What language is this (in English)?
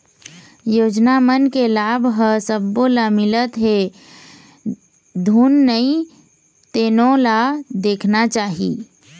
Chhattisgarhi